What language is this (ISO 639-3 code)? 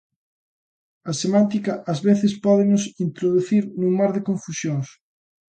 glg